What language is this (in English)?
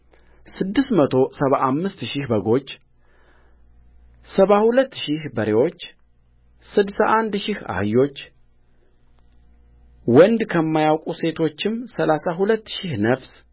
Amharic